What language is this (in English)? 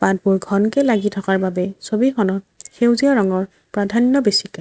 Assamese